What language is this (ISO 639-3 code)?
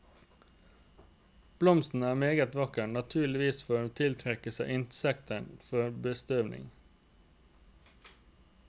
nor